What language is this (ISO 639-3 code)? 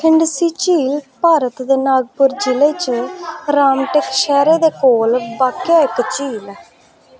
doi